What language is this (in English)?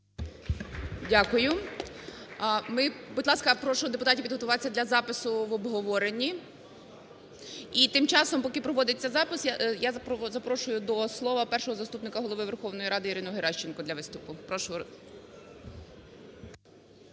Ukrainian